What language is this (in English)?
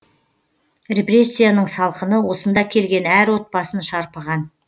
Kazakh